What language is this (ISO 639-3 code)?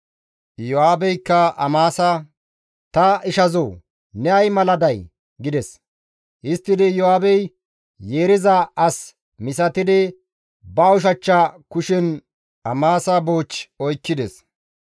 gmv